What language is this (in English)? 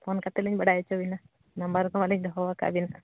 Santali